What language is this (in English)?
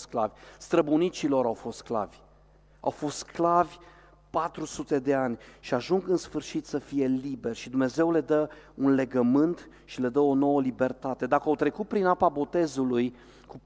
Romanian